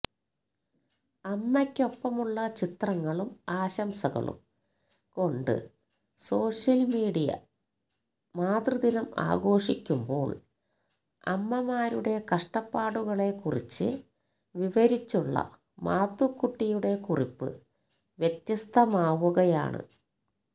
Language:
Malayalam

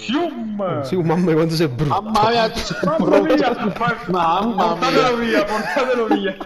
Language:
Italian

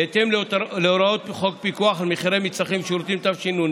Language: Hebrew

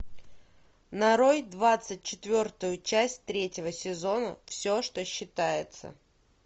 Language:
Russian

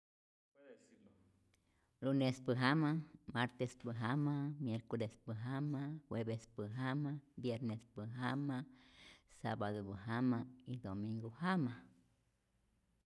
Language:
Rayón Zoque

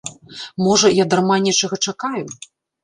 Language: Belarusian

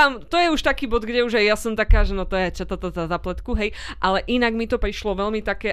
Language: Slovak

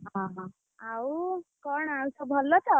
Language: Odia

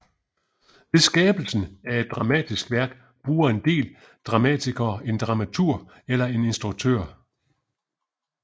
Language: Danish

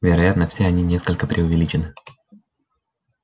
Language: Russian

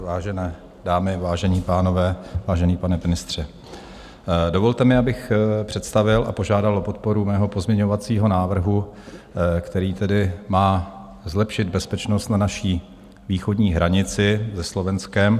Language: Czech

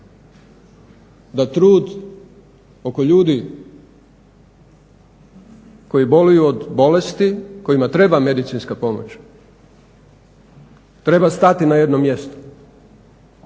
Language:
Croatian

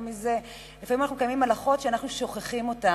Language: Hebrew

